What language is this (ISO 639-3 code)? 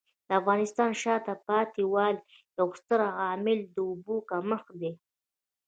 pus